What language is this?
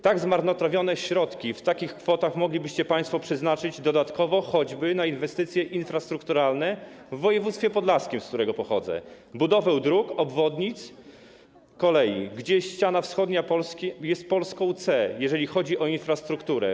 Polish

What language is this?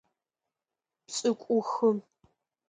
Adyghe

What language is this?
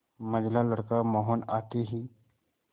Hindi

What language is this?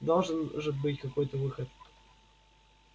Russian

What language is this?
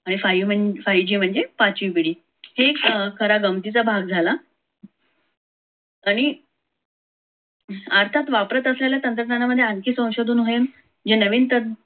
Marathi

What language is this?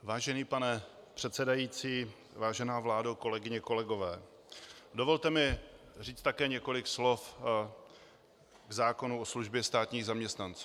Czech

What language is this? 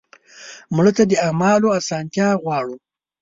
Pashto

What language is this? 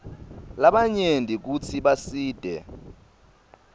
Swati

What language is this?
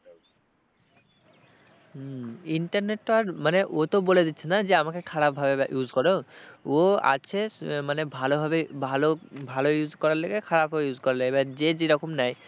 Bangla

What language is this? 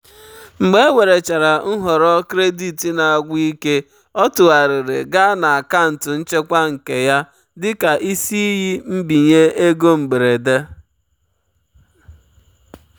Igbo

